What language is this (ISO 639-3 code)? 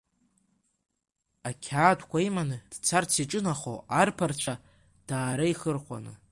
abk